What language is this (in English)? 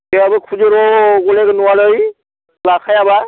Bodo